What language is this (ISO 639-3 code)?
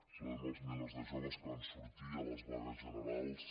cat